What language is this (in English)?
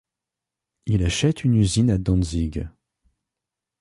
French